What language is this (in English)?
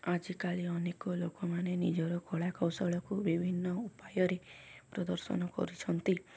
Odia